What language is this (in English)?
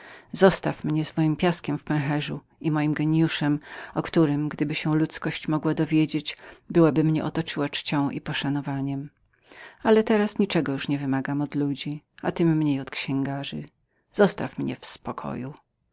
Polish